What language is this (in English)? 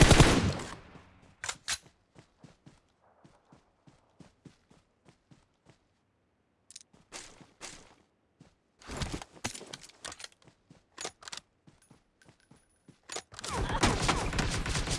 Turkish